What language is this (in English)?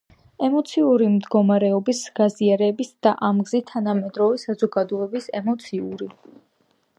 Georgian